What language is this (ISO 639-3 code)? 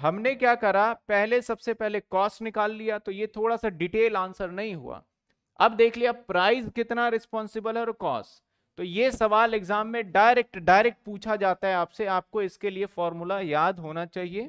hin